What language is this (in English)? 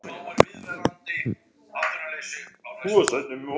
Icelandic